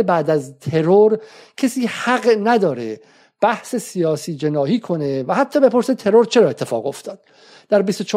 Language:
Persian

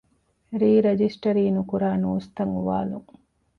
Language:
Divehi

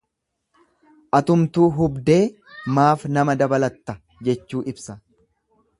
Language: Oromo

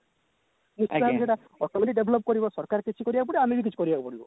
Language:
Odia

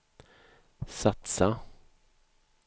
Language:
Swedish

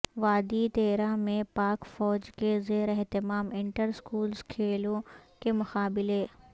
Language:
Urdu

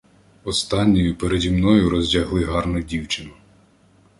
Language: Ukrainian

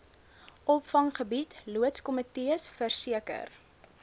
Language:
Afrikaans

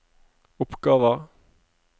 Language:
Norwegian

